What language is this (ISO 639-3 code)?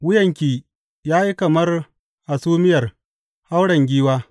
hau